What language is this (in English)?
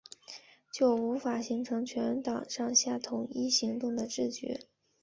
Chinese